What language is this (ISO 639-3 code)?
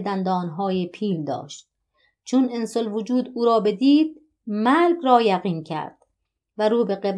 fas